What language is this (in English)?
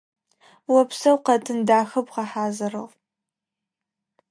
Adyghe